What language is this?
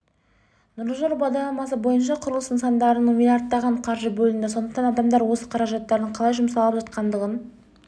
Kazakh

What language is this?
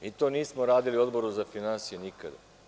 Serbian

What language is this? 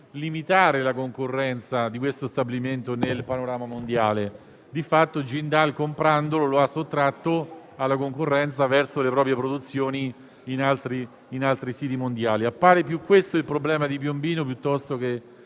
Italian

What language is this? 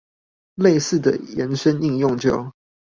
Chinese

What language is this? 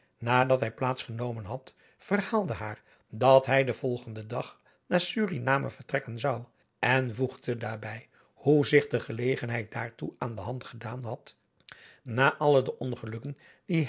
Dutch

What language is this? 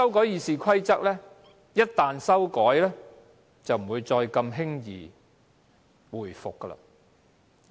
Cantonese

